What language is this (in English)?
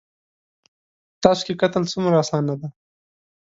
Pashto